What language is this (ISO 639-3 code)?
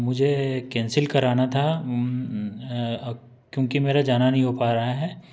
hin